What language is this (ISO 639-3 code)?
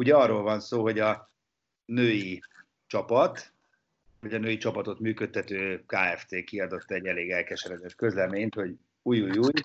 hun